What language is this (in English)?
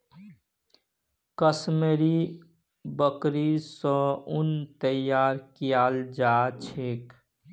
Magahi